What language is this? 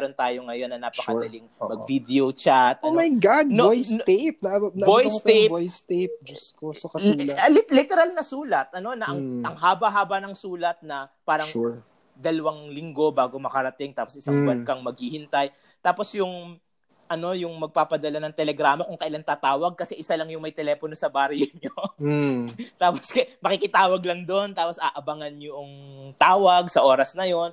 Filipino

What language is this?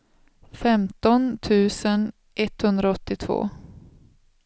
Swedish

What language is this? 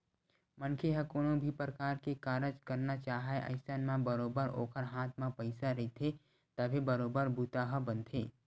Chhattisgarhi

